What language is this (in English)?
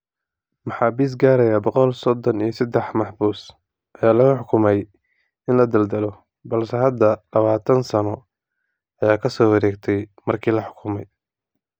Somali